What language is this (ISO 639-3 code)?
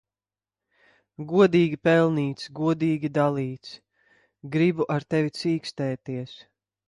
lav